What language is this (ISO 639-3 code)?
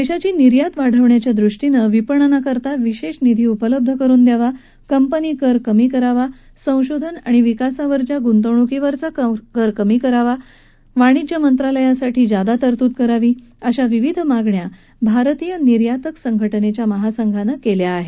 mar